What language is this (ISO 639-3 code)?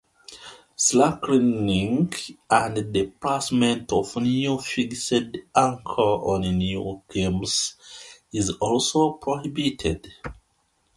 eng